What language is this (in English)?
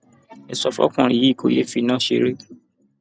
Yoruba